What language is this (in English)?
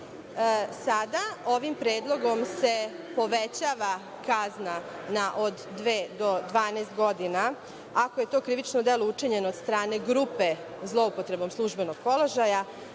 Serbian